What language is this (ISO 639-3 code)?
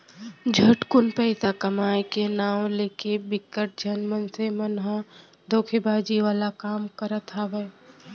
hne